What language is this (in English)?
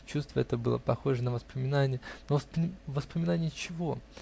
Russian